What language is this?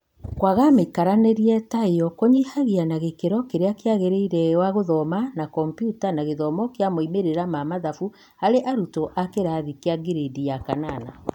Kikuyu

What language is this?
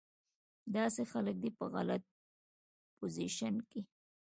Pashto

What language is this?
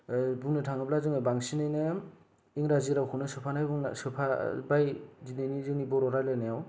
Bodo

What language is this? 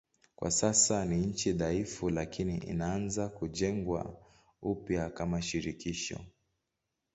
Swahili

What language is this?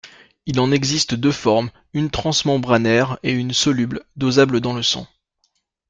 French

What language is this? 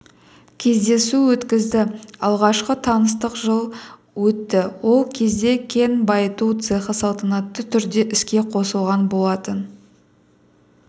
Kazakh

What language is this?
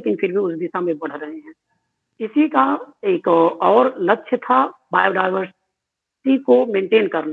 Hindi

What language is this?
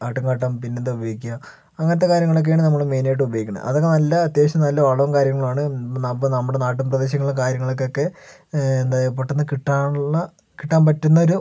Malayalam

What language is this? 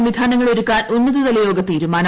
Malayalam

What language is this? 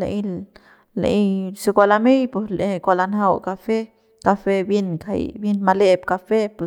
Central Pame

